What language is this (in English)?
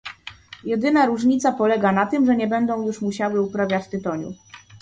Polish